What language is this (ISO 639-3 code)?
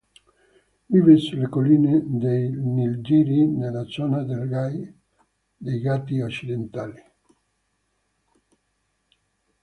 ita